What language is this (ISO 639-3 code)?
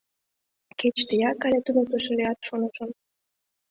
chm